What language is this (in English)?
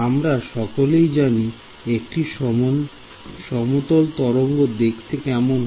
Bangla